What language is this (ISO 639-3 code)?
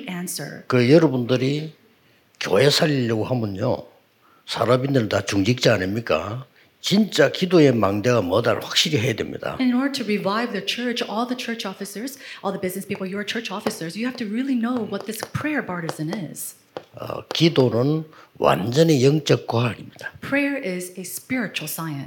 kor